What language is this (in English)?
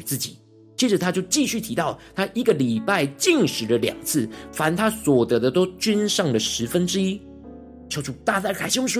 Chinese